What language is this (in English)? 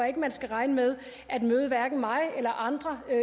Danish